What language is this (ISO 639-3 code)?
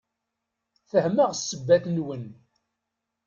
kab